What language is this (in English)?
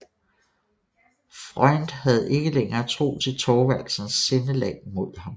Danish